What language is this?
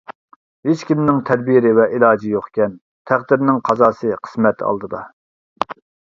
Uyghur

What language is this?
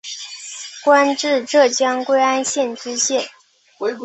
Chinese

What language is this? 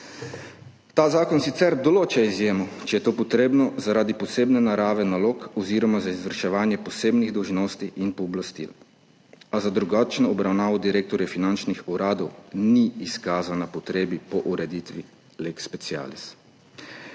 Slovenian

